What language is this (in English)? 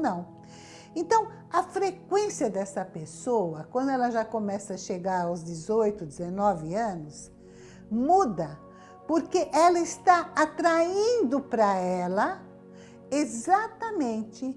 Portuguese